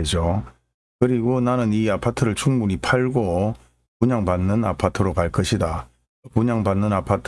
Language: Korean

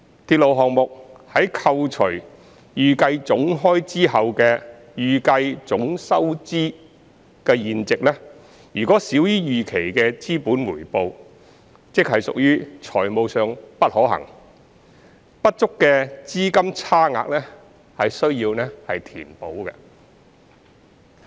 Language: Cantonese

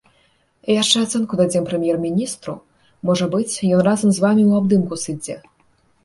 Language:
Belarusian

